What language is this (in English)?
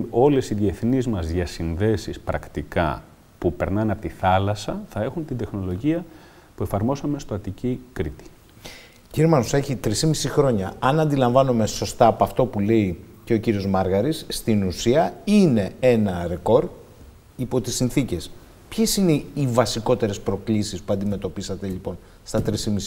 Greek